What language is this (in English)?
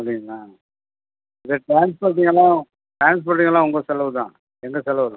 Tamil